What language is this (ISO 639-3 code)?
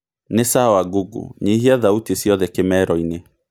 kik